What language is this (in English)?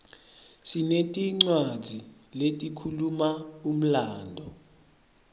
Swati